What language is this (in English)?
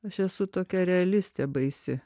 Lithuanian